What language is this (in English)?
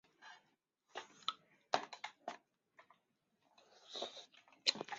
Chinese